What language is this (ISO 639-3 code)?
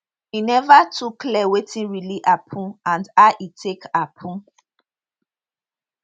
pcm